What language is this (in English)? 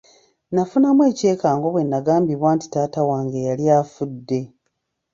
Ganda